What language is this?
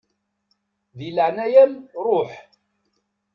Kabyle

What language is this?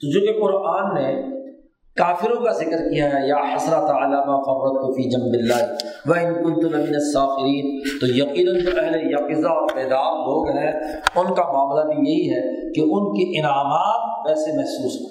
Urdu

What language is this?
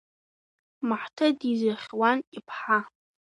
Abkhazian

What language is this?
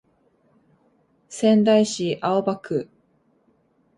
Japanese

